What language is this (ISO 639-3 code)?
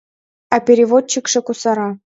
chm